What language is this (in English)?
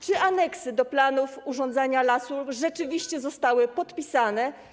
Polish